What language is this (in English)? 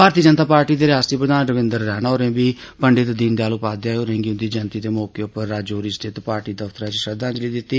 Dogri